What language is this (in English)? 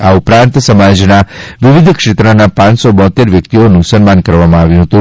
Gujarati